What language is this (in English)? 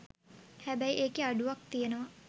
Sinhala